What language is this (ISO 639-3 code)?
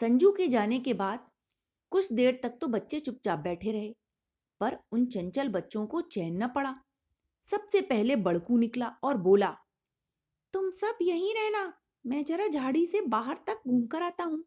hin